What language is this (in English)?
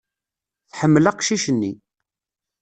Kabyle